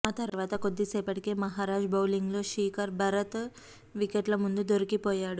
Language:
Telugu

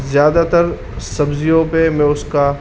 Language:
Urdu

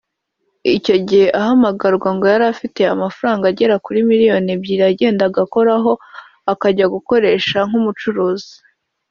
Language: Kinyarwanda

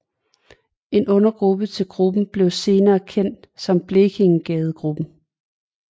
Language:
Danish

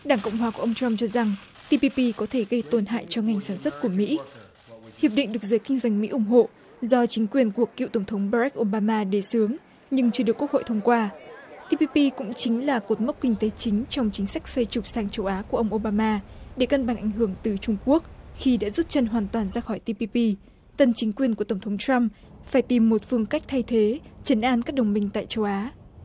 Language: Vietnamese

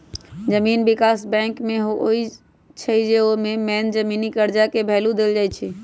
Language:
Magahi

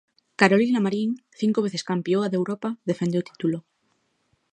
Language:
Galician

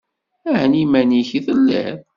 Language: Kabyle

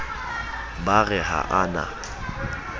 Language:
Southern Sotho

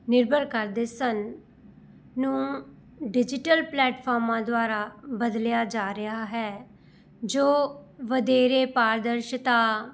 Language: Punjabi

